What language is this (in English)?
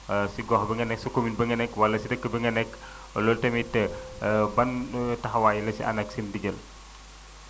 Wolof